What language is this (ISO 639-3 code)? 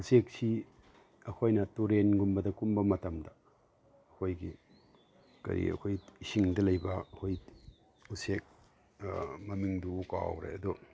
mni